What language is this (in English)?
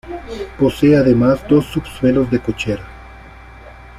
Spanish